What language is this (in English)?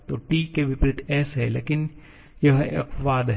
Hindi